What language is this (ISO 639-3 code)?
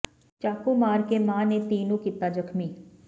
pan